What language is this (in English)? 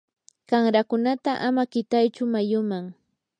Yanahuanca Pasco Quechua